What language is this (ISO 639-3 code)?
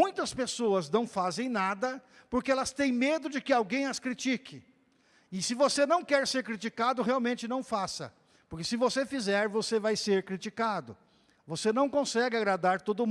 por